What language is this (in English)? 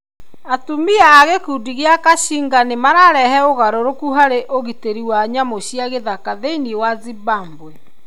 Kikuyu